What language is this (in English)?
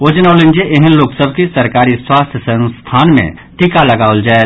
Maithili